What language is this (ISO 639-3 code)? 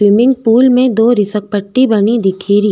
raj